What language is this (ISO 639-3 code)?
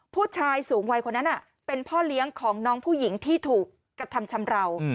tha